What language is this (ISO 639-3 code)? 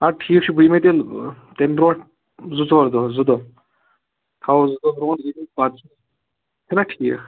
kas